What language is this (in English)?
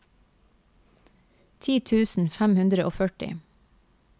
Norwegian